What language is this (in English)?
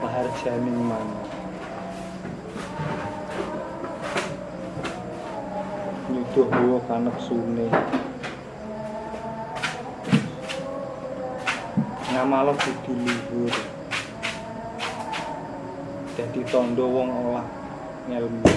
Indonesian